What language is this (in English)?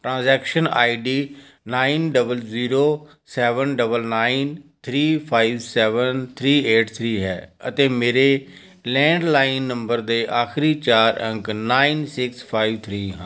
Punjabi